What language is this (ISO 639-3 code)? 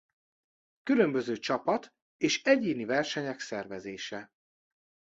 hun